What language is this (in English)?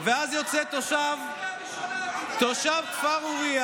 Hebrew